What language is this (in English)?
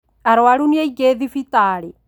Kikuyu